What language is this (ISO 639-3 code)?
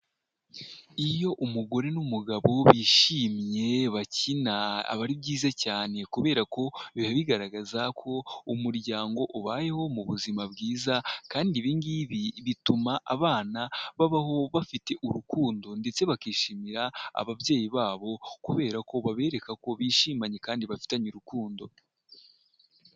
kin